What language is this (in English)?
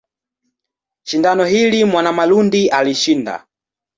Swahili